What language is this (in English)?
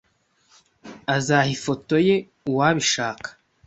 Kinyarwanda